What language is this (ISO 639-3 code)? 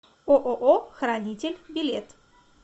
rus